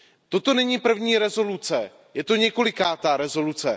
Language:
Czech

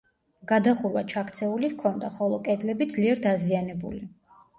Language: Georgian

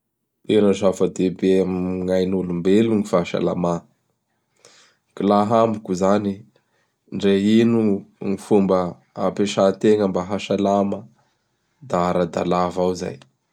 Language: Bara Malagasy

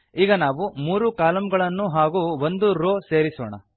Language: Kannada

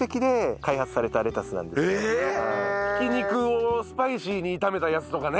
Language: Japanese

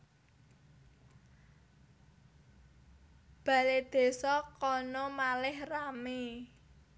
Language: Javanese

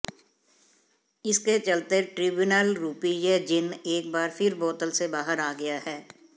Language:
Hindi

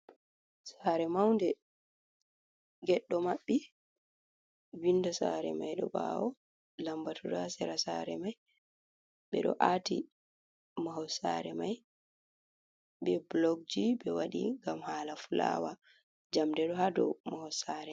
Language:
Fula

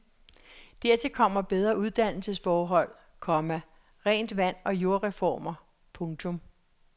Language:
Danish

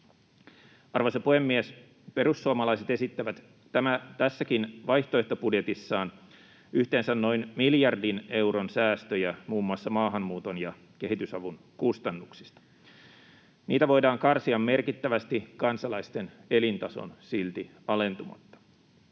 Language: Finnish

